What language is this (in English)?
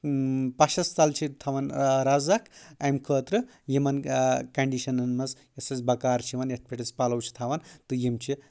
Kashmiri